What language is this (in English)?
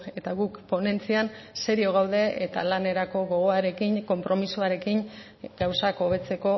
Basque